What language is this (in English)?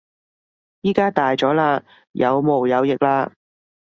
Cantonese